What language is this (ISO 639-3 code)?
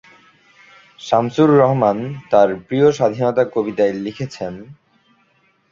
ben